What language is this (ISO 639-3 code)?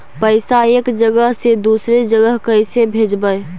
mag